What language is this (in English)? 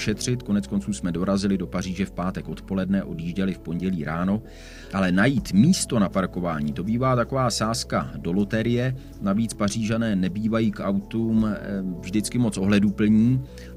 Czech